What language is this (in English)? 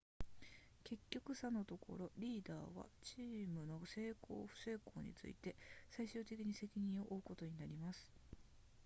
Japanese